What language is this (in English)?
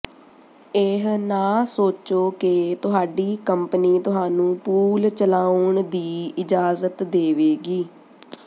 Punjabi